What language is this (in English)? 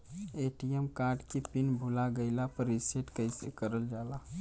Bhojpuri